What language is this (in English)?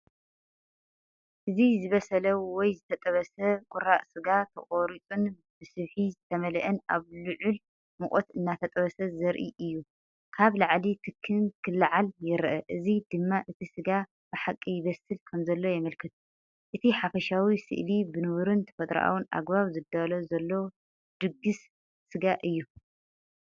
Tigrinya